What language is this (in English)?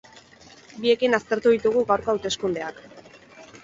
Basque